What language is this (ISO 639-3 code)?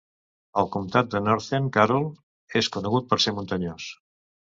cat